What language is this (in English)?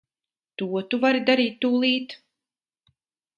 Latvian